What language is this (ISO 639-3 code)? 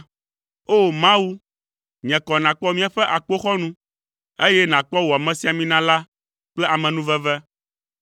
ewe